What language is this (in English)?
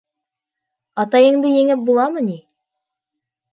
Bashkir